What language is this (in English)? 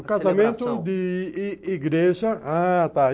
Portuguese